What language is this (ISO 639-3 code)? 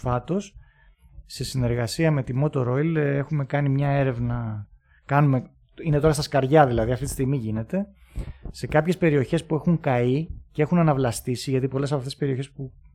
ell